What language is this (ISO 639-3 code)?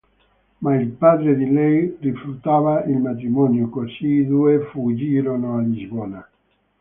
ita